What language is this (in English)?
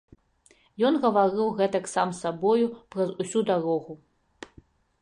Belarusian